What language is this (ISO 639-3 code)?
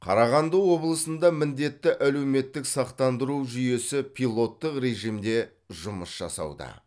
kaz